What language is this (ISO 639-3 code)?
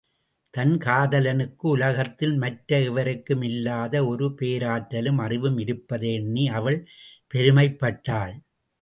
tam